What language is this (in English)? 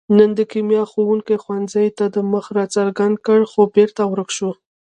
Pashto